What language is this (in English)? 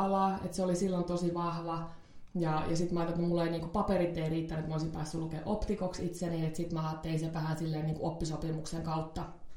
Finnish